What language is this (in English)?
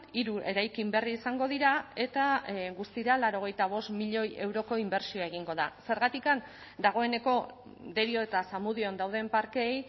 Basque